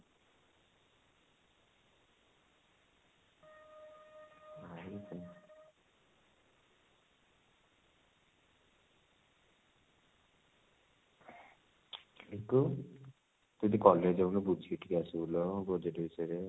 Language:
Odia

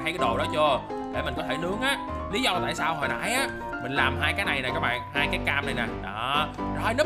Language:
Vietnamese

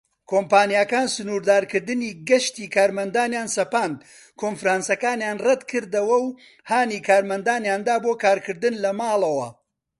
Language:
Central Kurdish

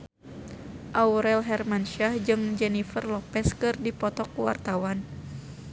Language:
Sundanese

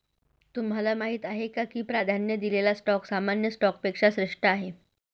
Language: Marathi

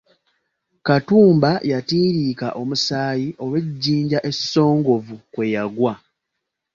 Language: Ganda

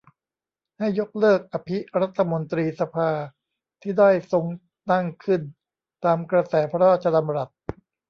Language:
Thai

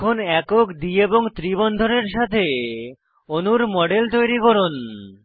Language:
Bangla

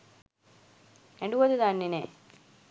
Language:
Sinhala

